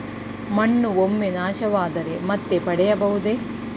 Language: Kannada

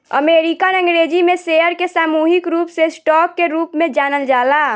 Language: Bhojpuri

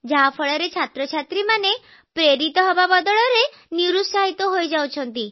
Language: Odia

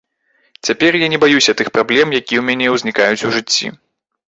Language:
Belarusian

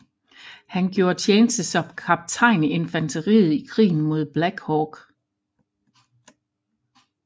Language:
Danish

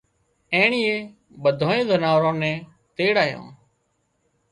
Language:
Wadiyara Koli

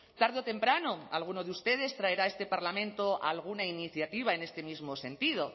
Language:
Spanish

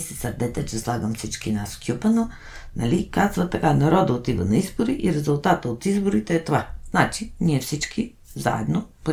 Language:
Bulgarian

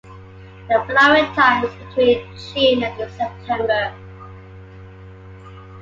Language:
English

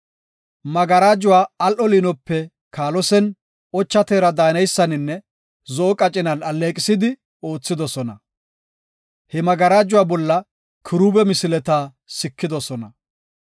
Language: Gofa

